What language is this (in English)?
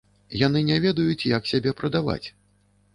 Belarusian